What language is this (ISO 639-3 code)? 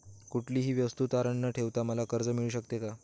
mar